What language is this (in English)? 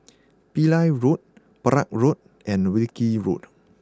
English